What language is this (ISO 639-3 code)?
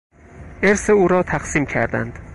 fas